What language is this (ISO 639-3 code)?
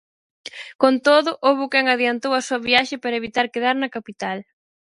glg